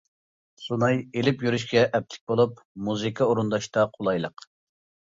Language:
Uyghur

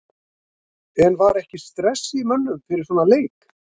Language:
Icelandic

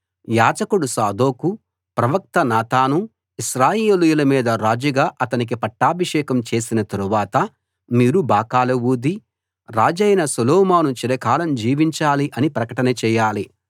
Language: Telugu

